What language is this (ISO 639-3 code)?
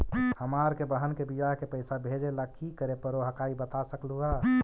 mag